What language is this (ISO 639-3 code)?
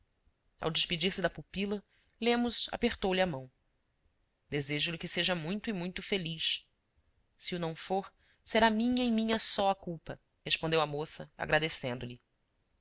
por